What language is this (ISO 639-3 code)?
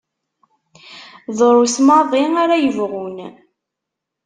kab